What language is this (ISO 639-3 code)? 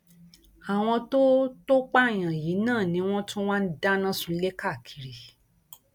yor